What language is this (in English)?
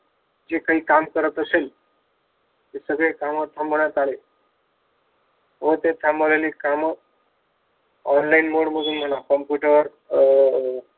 Marathi